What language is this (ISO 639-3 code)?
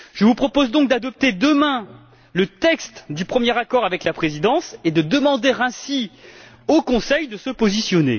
fra